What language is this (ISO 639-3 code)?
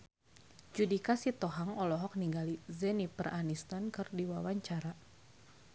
sun